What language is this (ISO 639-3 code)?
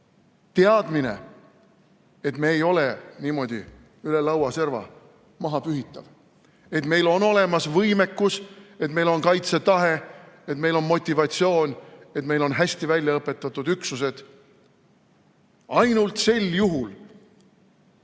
est